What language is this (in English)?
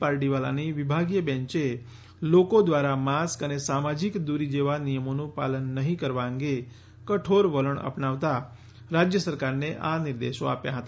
Gujarati